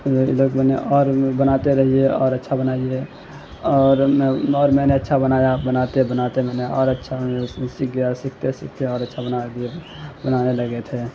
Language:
Urdu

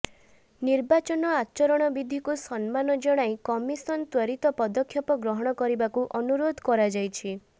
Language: Odia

